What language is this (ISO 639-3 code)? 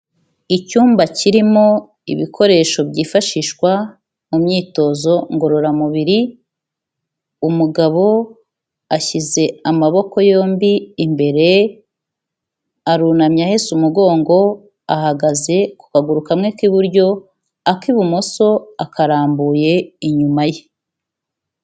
kin